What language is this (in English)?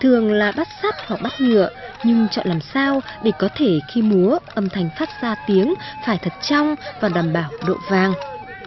Vietnamese